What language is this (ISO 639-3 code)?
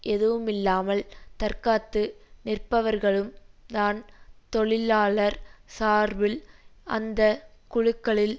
tam